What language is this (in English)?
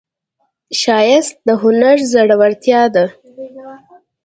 Pashto